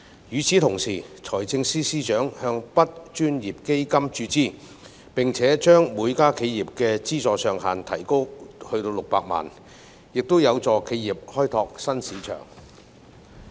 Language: Cantonese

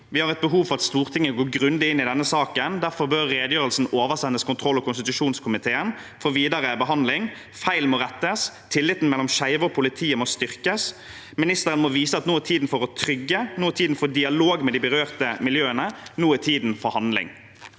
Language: Norwegian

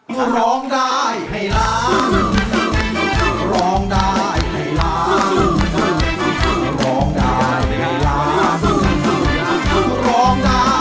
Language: Thai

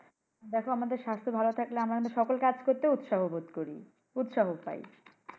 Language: Bangla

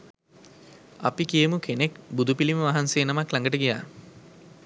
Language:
Sinhala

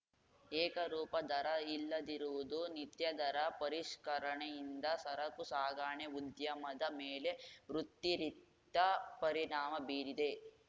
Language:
Kannada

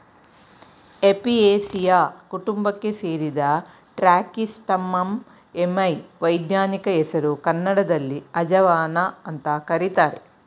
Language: Kannada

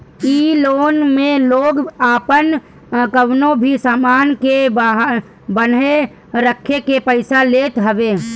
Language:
Bhojpuri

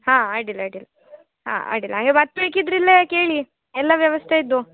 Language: Kannada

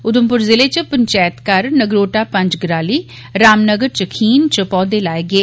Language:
Dogri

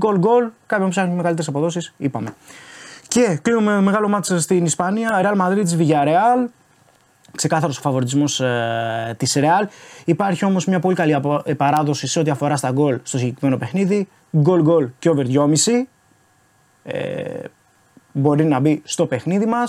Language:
Greek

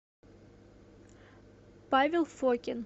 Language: Russian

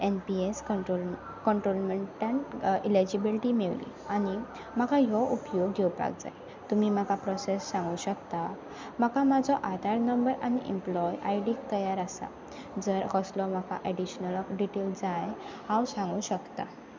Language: Konkani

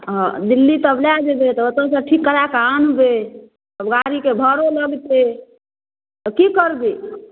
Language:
Maithili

